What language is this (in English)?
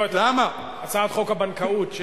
Hebrew